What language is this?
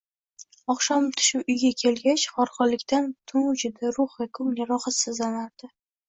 Uzbek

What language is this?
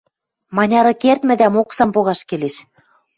Western Mari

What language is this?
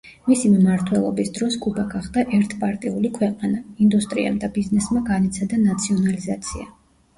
Georgian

